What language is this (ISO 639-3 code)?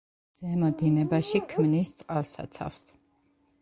kat